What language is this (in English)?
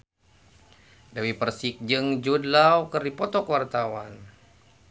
Sundanese